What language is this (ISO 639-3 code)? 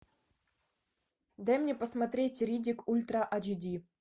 rus